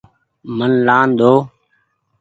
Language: Goaria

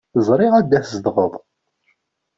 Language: Kabyle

